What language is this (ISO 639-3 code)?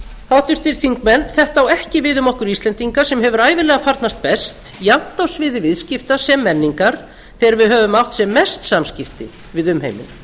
isl